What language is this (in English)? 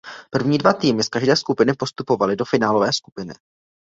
Czech